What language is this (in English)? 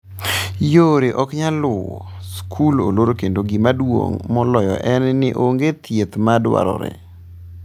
Luo (Kenya and Tanzania)